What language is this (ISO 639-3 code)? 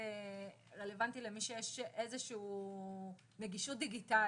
heb